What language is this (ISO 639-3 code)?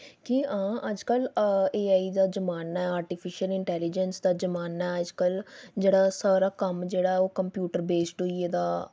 doi